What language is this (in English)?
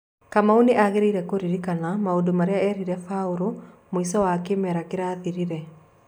Kikuyu